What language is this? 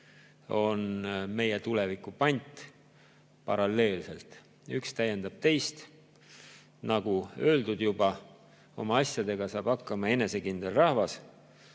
Estonian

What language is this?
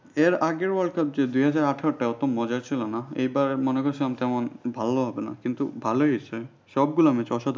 Bangla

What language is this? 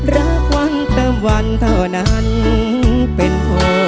Thai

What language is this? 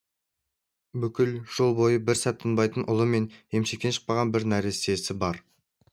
Kazakh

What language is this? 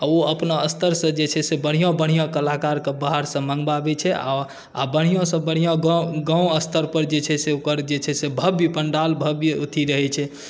Maithili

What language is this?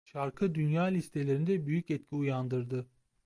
Turkish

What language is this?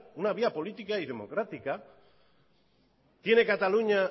Spanish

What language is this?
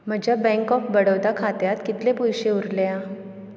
Konkani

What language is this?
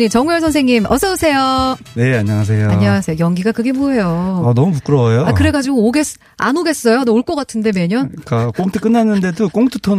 Korean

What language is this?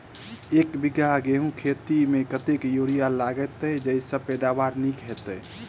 Maithili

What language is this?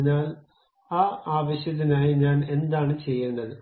Malayalam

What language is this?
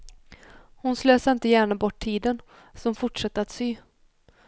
Swedish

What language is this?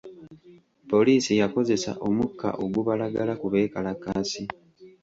Ganda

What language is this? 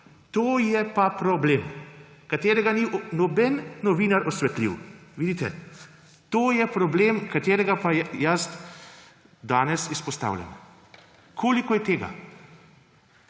Slovenian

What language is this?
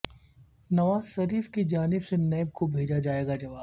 Urdu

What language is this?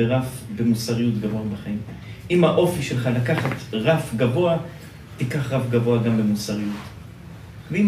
Hebrew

